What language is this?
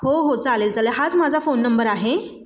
Marathi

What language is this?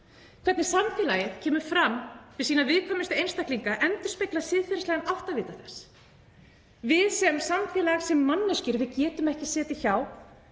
Icelandic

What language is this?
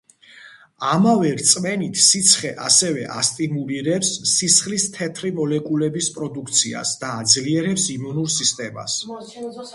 Georgian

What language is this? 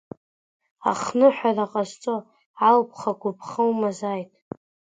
Abkhazian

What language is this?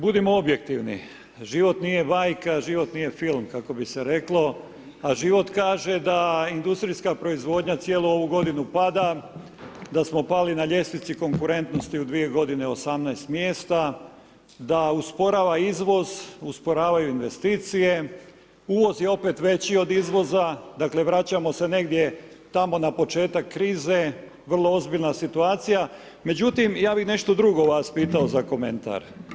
Croatian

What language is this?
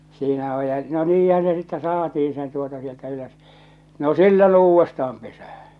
Finnish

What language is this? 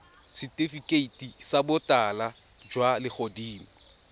Tswana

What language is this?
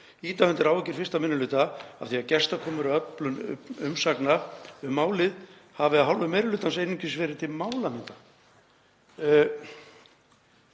Icelandic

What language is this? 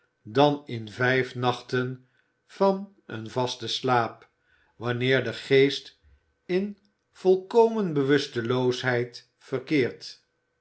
Dutch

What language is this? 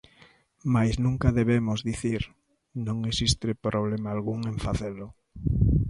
Galician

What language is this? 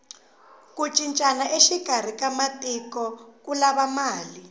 Tsonga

